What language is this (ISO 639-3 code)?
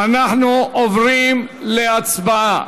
heb